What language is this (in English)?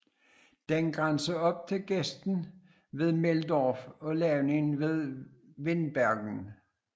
Danish